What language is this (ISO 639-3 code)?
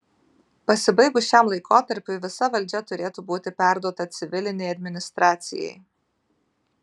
lit